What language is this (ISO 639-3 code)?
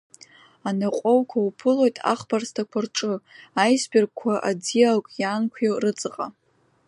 abk